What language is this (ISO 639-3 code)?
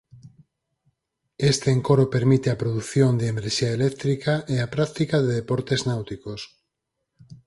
glg